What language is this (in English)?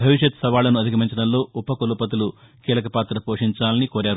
Telugu